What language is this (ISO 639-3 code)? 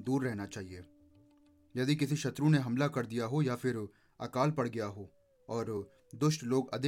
hin